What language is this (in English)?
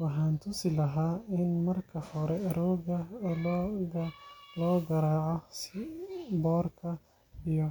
Somali